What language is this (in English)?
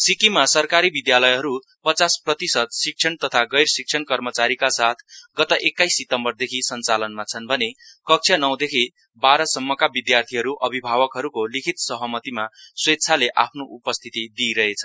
Nepali